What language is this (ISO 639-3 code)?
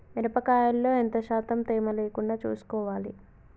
tel